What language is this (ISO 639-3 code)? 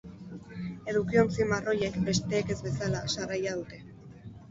eus